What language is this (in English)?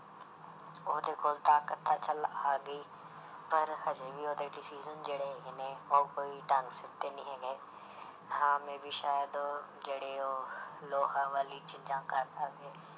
Punjabi